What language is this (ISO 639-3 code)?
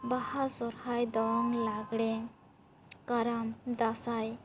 sat